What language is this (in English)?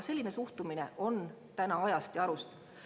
Estonian